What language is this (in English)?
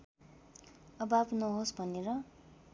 Nepali